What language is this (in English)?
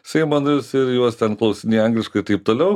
Lithuanian